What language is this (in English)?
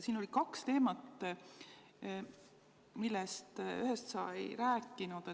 Estonian